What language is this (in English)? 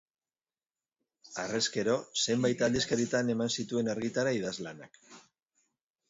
Basque